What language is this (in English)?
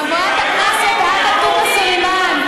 Hebrew